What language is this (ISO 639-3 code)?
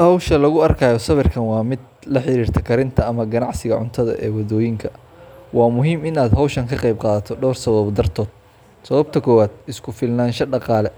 som